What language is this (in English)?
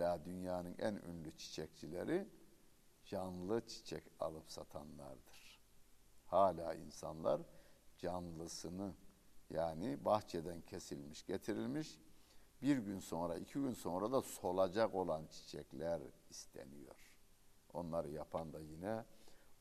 Turkish